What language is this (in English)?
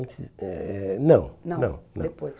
Portuguese